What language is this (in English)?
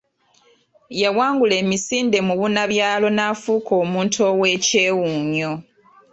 Ganda